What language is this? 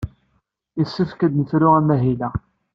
Kabyle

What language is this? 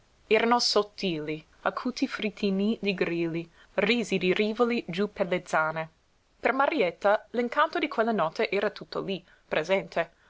Italian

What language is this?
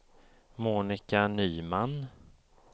Swedish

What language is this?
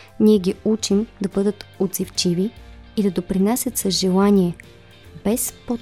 Bulgarian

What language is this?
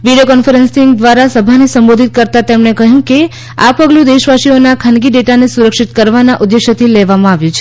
Gujarati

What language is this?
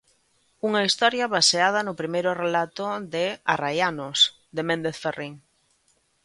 Galician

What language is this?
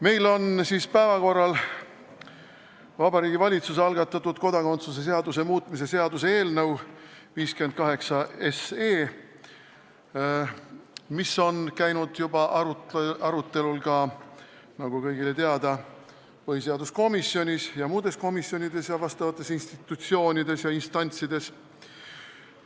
Estonian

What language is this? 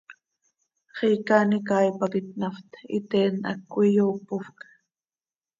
Seri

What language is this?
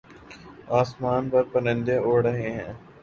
Urdu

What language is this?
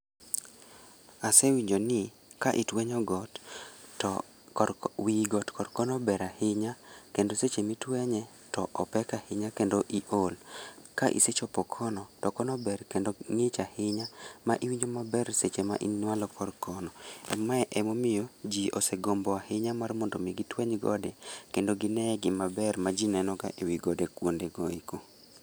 Luo (Kenya and Tanzania)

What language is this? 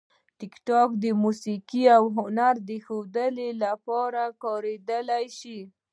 Pashto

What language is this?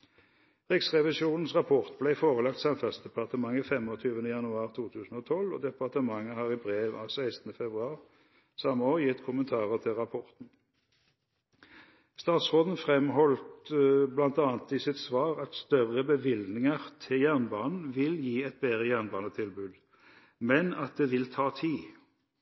Norwegian Bokmål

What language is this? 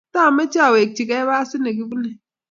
Kalenjin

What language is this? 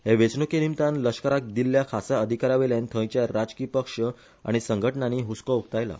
Konkani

